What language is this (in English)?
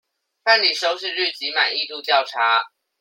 Chinese